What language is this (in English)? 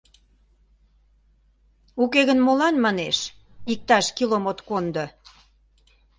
Mari